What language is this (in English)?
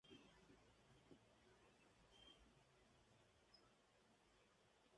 Spanish